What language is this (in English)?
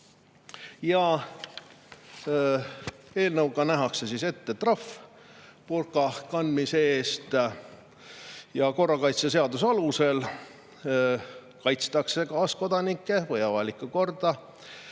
Estonian